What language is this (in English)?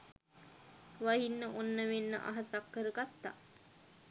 Sinhala